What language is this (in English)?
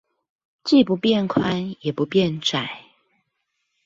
Chinese